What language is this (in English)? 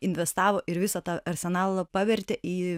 Lithuanian